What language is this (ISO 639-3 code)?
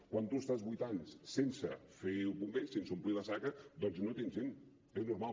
cat